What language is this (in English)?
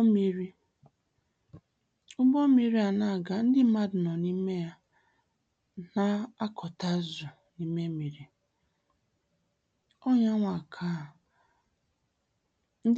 Igbo